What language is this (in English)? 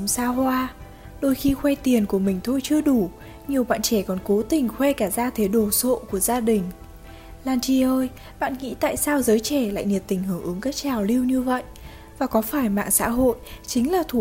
Vietnamese